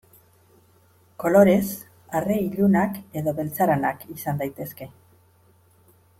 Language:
Basque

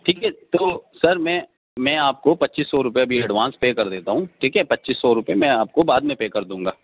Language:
Urdu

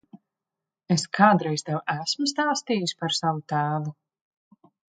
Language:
Latvian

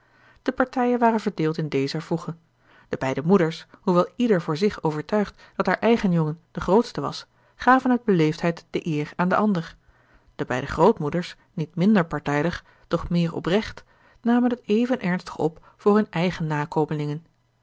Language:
Dutch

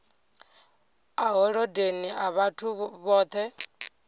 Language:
Venda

